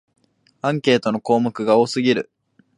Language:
Japanese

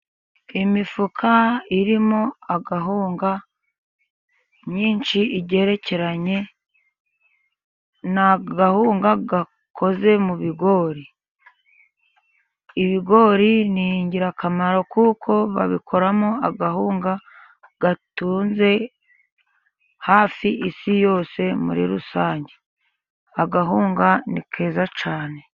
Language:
Kinyarwanda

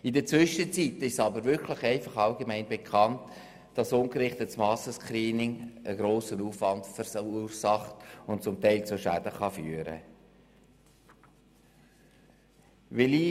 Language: Swiss German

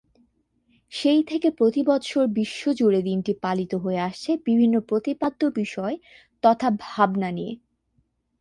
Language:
Bangla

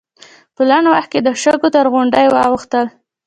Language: Pashto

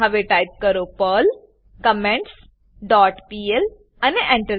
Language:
Gujarati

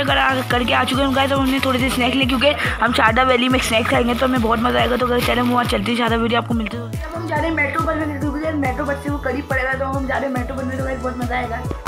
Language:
Hindi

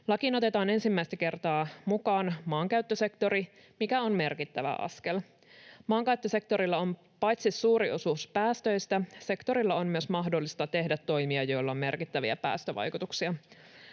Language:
Finnish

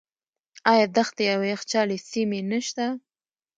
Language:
Pashto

